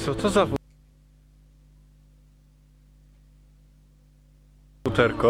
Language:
Polish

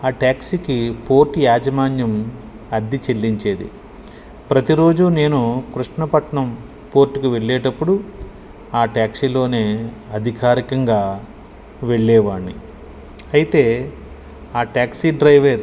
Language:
Telugu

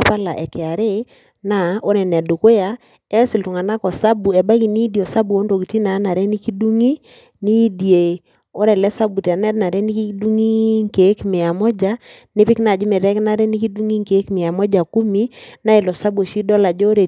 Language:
Masai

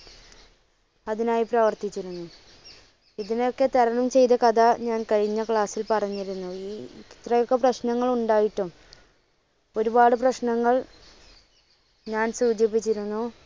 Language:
Malayalam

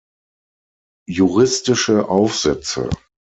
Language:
German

